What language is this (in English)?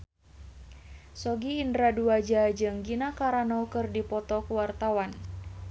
Sundanese